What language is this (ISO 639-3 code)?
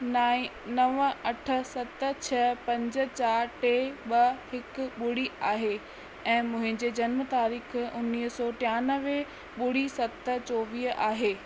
snd